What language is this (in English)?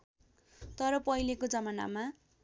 Nepali